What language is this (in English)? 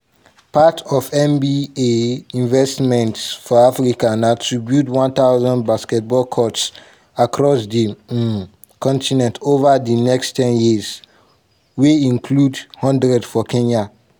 Nigerian Pidgin